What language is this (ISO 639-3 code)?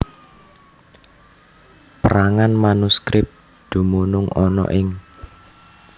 jav